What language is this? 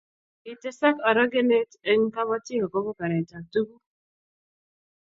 Kalenjin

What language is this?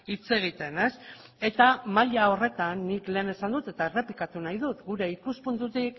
Basque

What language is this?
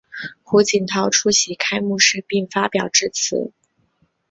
Chinese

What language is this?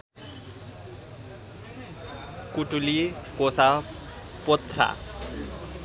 Nepali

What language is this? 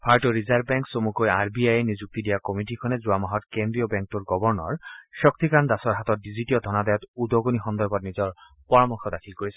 Assamese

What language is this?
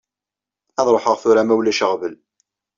Kabyle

